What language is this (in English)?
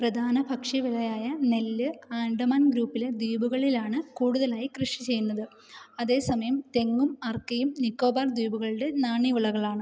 Malayalam